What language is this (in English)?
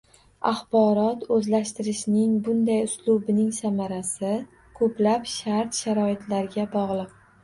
Uzbek